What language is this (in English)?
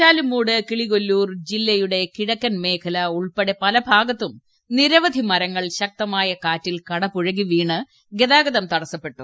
Malayalam